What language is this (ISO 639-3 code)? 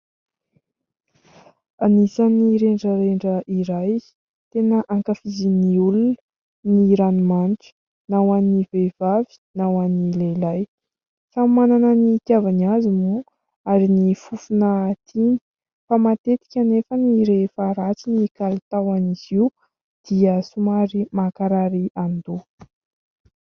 mlg